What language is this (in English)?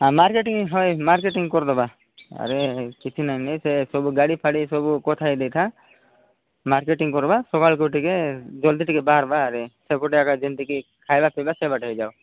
Odia